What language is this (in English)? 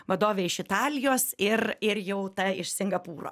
Lithuanian